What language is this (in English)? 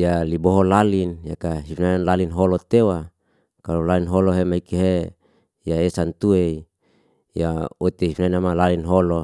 Liana-Seti